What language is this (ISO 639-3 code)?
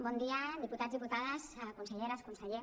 cat